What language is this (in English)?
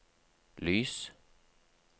Norwegian